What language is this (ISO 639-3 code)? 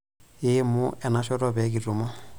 mas